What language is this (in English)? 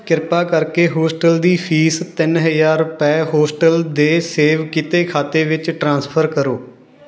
Punjabi